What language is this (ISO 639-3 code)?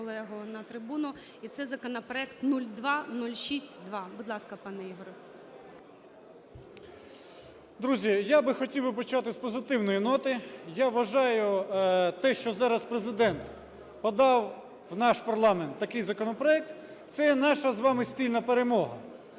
ukr